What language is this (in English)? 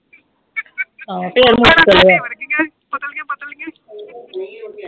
Punjabi